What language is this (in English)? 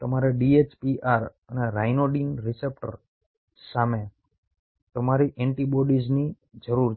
Gujarati